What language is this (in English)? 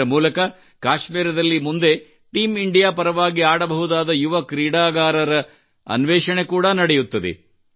Kannada